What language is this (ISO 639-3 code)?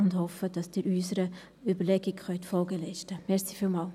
gsw